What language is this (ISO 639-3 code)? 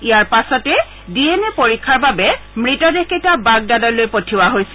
asm